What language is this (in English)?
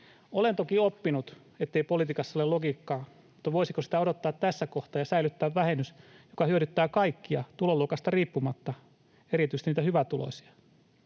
Finnish